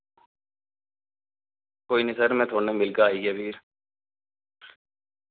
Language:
Dogri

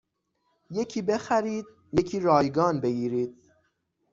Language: Persian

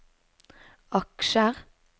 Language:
Norwegian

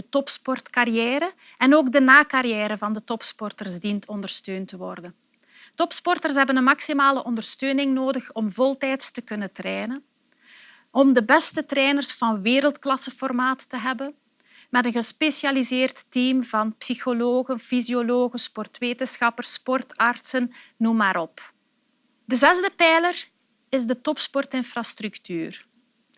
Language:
Dutch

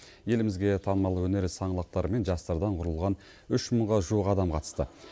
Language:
Kazakh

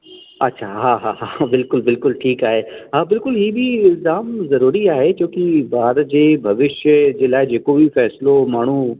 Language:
Sindhi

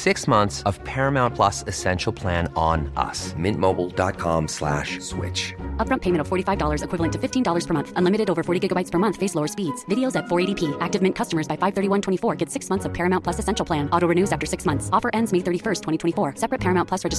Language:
Urdu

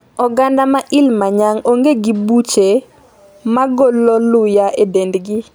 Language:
Luo (Kenya and Tanzania)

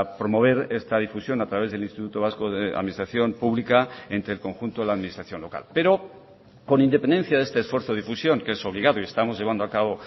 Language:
Spanish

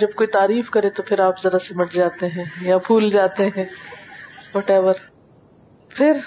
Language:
Urdu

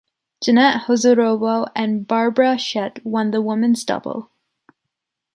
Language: English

